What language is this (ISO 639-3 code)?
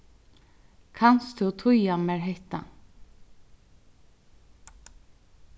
fao